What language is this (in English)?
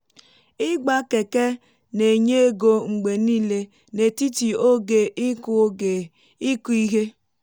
Igbo